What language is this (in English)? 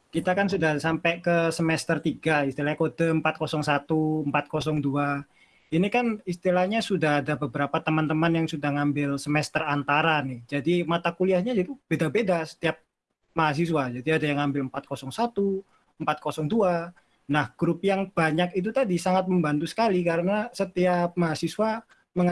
Indonesian